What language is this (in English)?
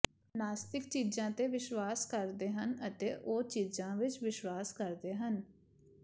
Punjabi